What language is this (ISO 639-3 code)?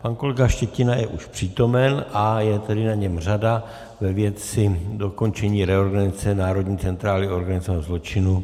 ces